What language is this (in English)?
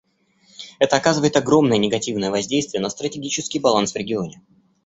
Russian